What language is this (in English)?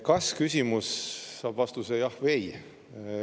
Estonian